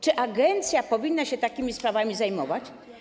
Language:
Polish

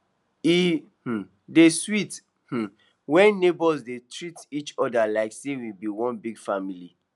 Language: Nigerian Pidgin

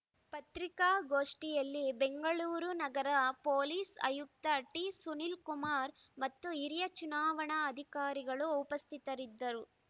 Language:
Kannada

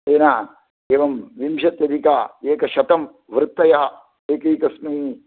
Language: Sanskrit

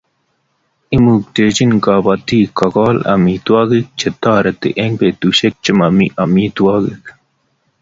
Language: Kalenjin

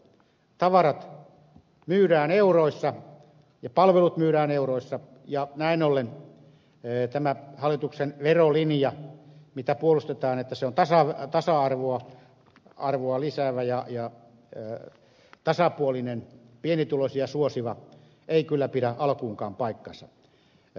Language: Finnish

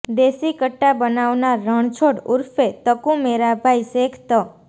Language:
Gujarati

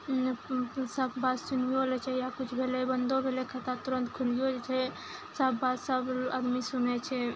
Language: Maithili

